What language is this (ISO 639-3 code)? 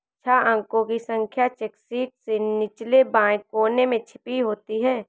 hin